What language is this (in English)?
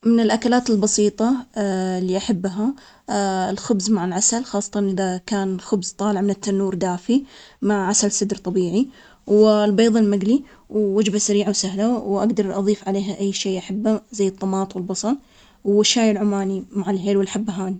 Omani Arabic